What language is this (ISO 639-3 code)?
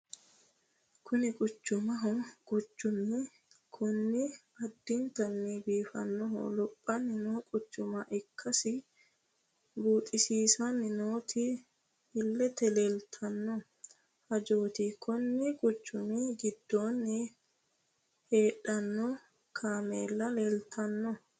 sid